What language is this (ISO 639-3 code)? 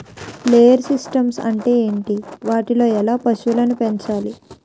tel